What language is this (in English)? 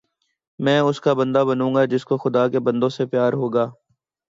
Urdu